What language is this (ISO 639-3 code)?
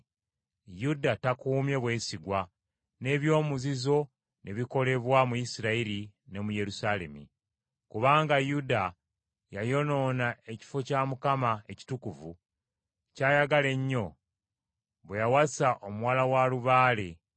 lug